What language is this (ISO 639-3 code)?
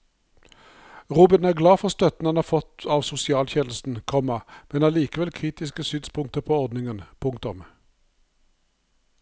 nor